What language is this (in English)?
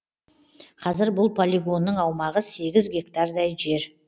Kazakh